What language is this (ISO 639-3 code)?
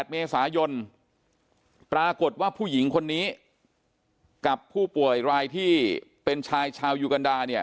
tha